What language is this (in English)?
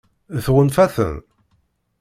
Kabyle